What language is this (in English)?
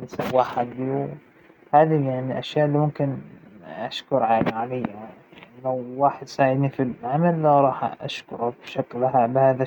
Hijazi Arabic